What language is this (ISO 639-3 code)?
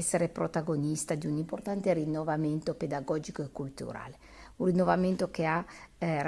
ita